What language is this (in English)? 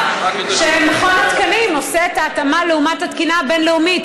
Hebrew